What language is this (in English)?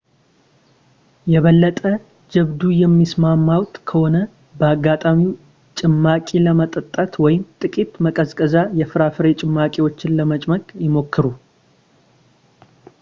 Amharic